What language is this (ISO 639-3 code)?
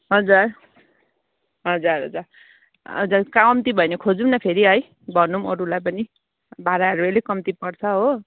nep